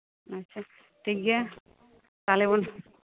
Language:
Santali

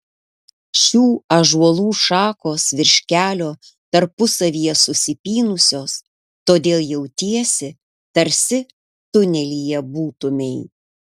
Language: Lithuanian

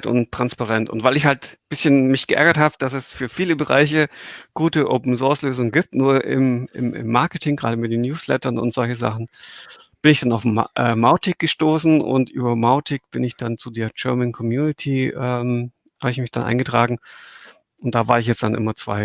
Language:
German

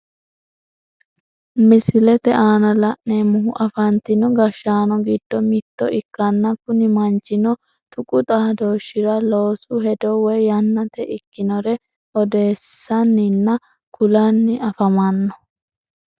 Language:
Sidamo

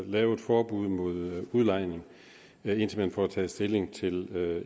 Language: Danish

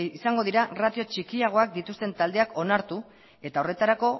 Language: Basque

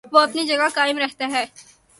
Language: Urdu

